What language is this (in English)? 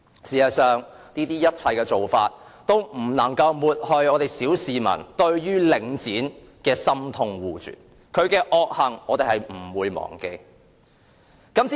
Cantonese